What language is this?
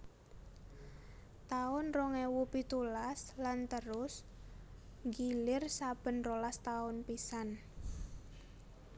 Javanese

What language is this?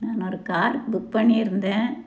Tamil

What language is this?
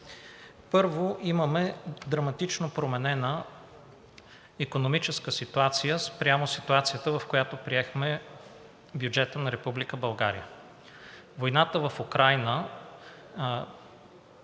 Bulgarian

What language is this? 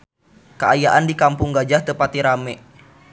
Sundanese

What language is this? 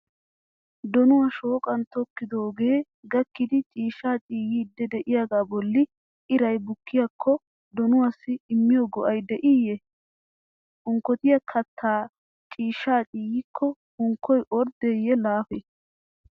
Wolaytta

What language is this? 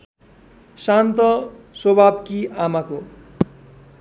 Nepali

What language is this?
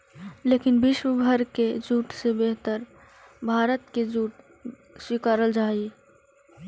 Magahi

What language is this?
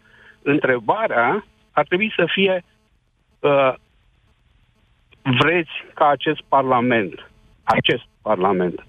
Romanian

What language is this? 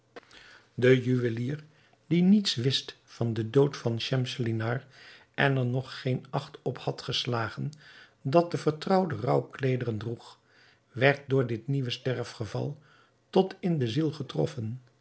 Dutch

